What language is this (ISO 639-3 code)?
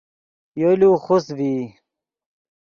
ydg